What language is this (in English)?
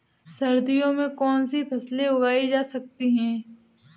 Hindi